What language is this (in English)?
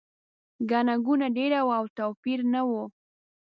Pashto